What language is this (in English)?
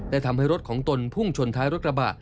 Thai